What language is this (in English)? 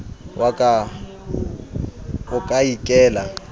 Southern Sotho